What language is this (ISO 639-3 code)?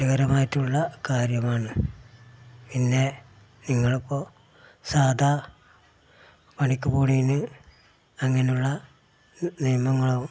mal